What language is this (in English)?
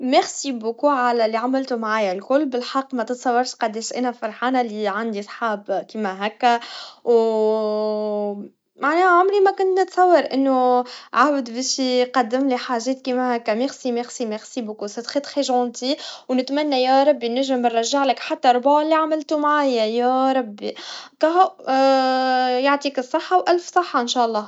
Tunisian Arabic